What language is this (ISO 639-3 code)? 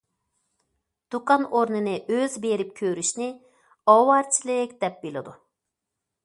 uig